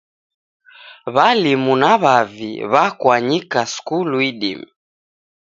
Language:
Taita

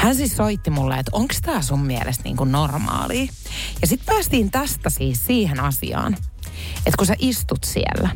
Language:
Finnish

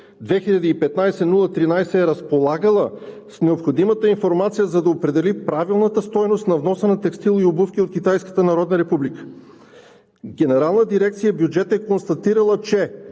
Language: Bulgarian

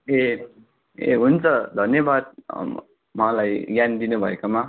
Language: Nepali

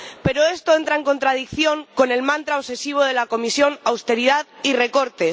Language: Spanish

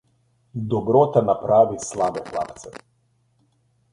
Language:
Slovenian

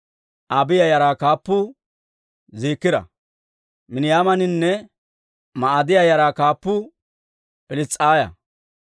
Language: Dawro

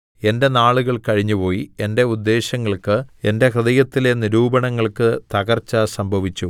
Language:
Malayalam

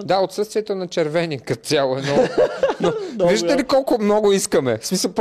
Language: Bulgarian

